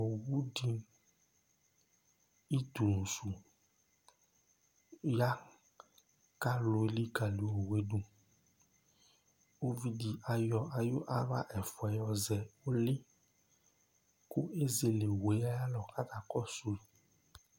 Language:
Ikposo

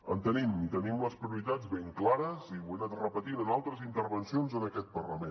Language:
Catalan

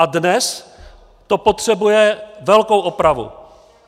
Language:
Czech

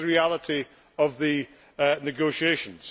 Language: English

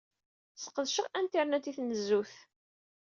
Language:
Kabyle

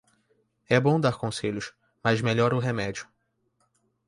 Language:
Portuguese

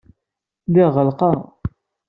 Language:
Kabyle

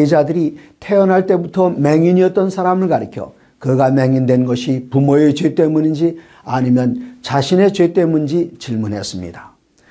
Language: Korean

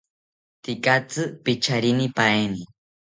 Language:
South Ucayali Ashéninka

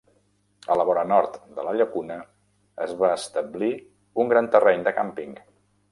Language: Catalan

